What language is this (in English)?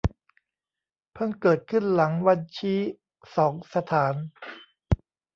Thai